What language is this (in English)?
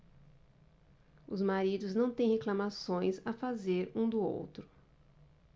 Portuguese